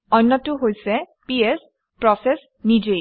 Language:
Assamese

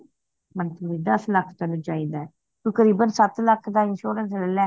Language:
Punjabi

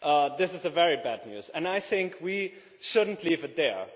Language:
English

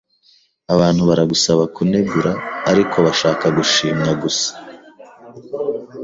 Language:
Kinyarwanda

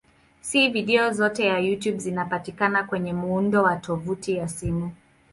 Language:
Swahili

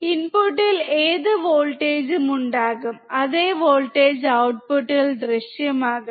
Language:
Malayalam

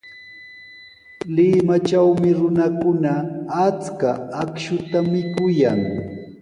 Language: Sihuas Ancash Quechua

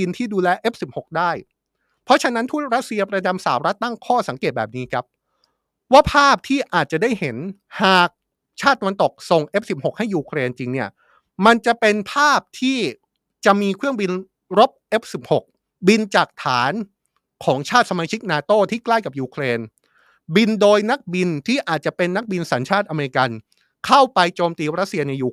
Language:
Thai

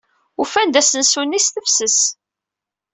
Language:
Kabyle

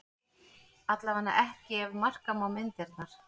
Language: Icelandic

